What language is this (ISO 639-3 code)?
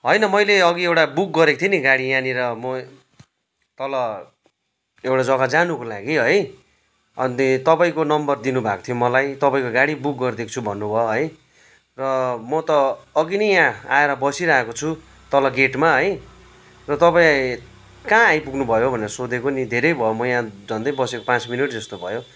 nep